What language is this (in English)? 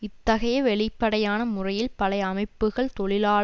Tamil